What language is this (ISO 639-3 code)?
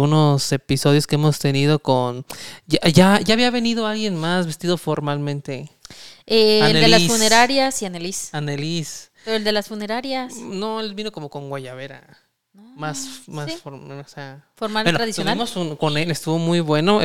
spa